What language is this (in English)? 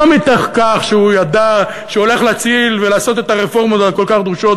Hebrew